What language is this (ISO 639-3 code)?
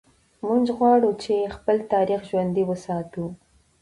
pus